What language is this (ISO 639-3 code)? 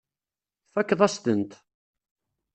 kab